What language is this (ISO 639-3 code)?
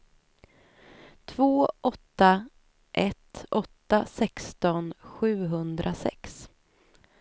swe